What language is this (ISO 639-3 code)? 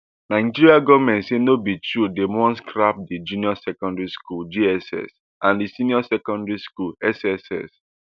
pcm